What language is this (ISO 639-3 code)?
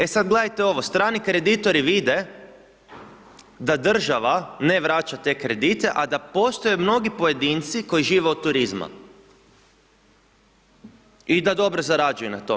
hrv